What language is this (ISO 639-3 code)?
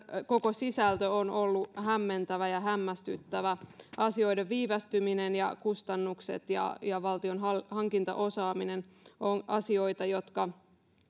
fin